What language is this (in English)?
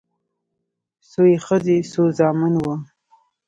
Pashto